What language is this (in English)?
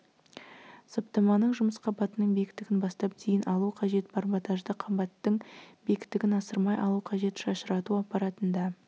Kazakh